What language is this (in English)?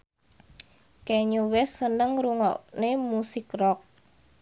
Javanese